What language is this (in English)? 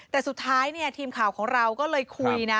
Thai